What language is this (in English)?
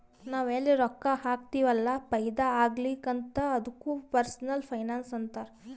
Kannada